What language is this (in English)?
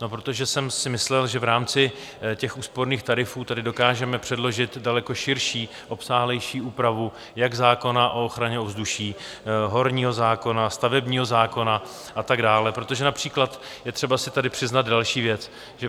Czech